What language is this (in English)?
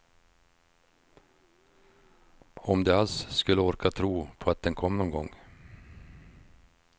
Swedish